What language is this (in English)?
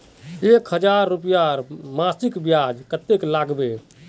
Magahi